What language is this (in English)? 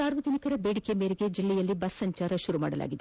Kannada